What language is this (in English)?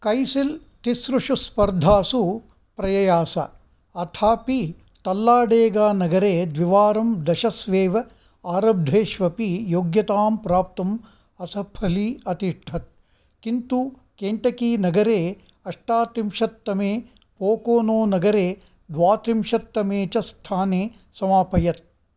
Sanskrit